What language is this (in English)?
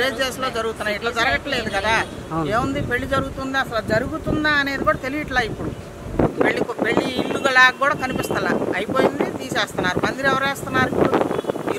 English